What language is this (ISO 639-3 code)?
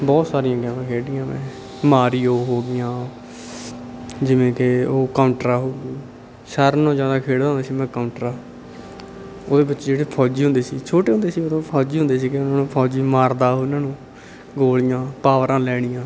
pan